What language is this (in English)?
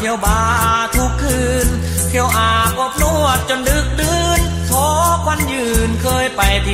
Thai